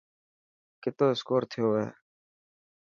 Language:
Dhatki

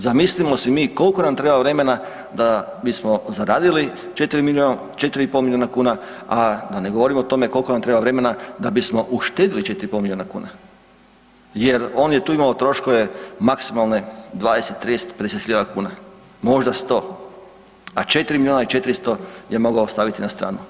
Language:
Croatian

